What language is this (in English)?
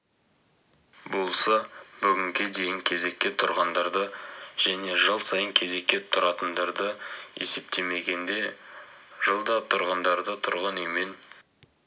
Kazakh